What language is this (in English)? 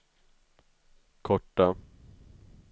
Swedish